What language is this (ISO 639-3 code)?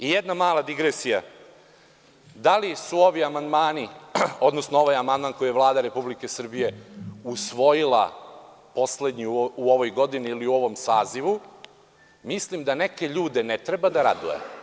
srp